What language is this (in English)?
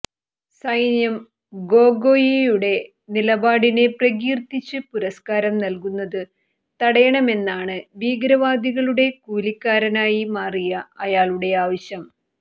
Malayalam